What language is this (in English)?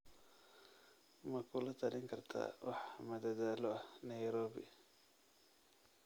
Somali